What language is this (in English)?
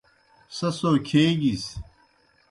Kohistani Shina